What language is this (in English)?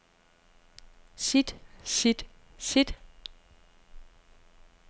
Danish